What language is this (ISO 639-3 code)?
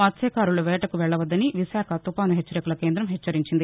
tel